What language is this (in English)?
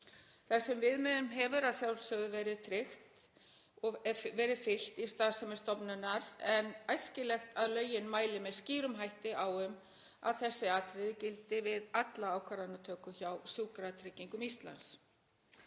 Icelandic